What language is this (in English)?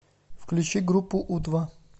Russian